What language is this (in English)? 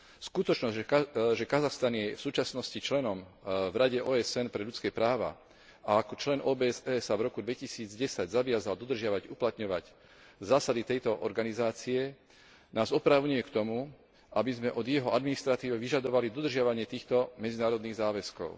Slovak